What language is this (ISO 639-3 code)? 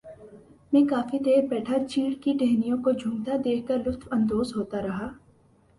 urd